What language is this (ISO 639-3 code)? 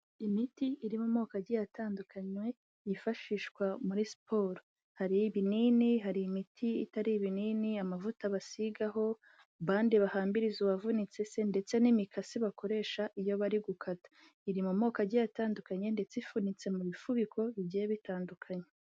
kin